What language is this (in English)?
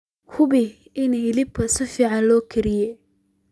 Somali